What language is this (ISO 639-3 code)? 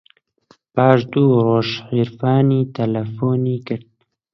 ckb